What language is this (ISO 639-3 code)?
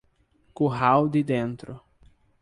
por